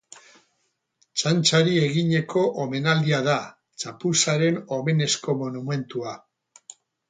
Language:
Basque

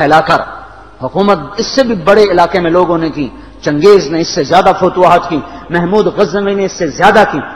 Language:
Urdu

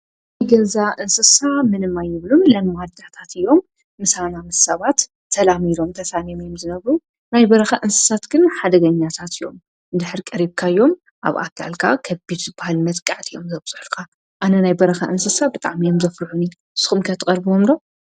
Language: Tigrinya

